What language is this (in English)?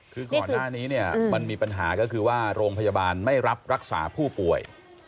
Thai